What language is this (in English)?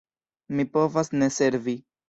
Esperanto